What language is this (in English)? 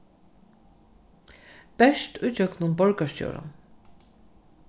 Faroese